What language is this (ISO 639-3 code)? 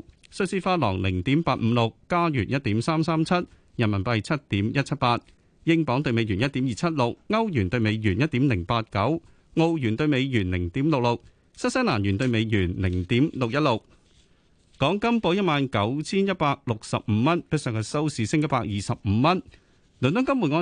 zho